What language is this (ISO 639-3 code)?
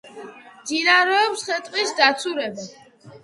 kat